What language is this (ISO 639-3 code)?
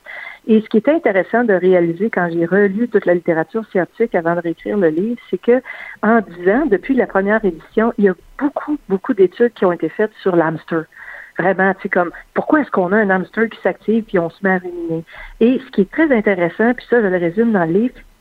fra